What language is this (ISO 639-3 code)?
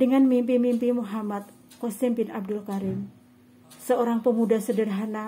ind